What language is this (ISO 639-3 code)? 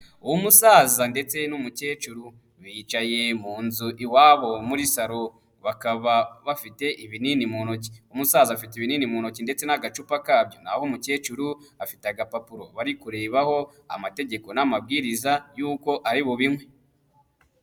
kin